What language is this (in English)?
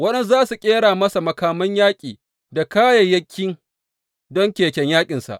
Hausa